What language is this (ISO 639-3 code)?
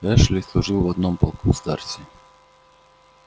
rus